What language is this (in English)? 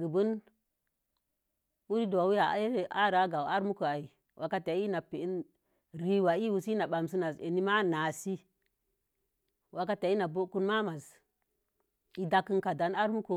Mom Jango